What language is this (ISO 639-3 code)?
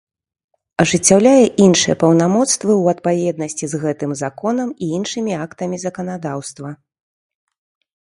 bel